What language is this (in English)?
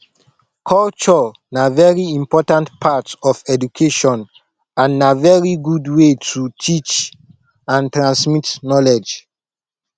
Nigerian Pidgin